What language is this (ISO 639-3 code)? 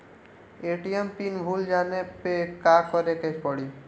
bho